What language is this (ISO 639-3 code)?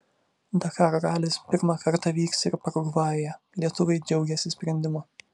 lit